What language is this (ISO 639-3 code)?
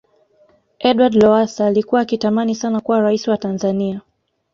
swa